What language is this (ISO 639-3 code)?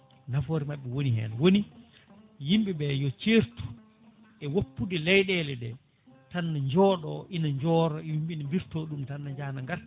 ful